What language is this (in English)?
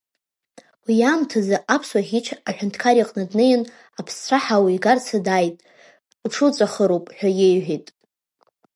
Abkhazian